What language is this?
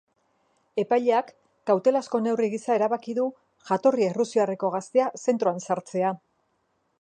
Basque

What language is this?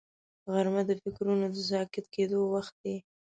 Pashto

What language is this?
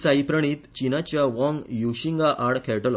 Konkani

